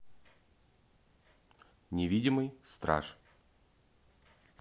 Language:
Russian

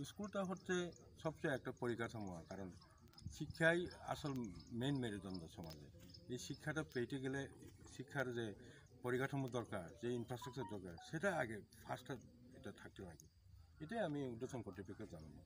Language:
English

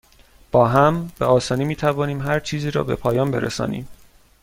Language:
Persian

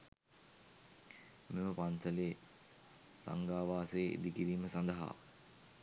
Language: Sinhala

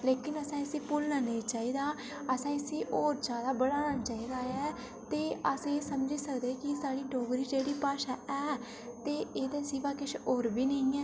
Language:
Dogri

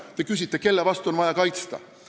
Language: Estonian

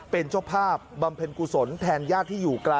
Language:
Thai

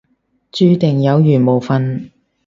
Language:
Cantonese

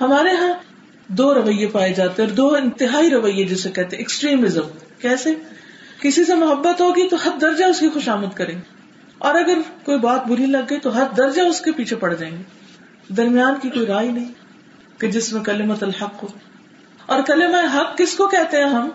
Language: Urdu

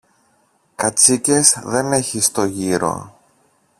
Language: Greek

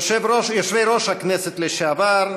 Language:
Hebrew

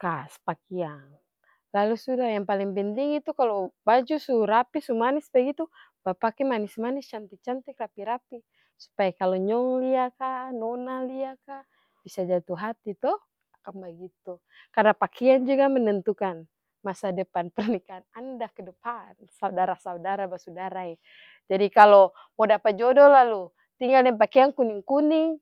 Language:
Ambonese Malay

